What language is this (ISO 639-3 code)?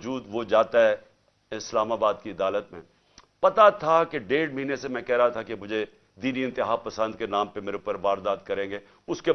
urd